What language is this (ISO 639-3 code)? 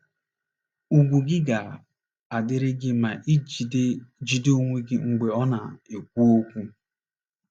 ibo